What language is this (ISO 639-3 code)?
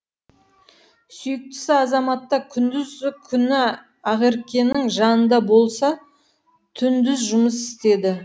kaz